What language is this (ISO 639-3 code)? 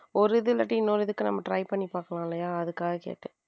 tam